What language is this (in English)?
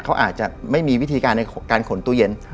Thai